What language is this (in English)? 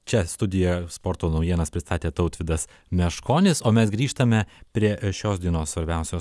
Lithuanian